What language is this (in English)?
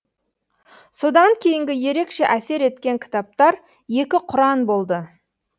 Kazakh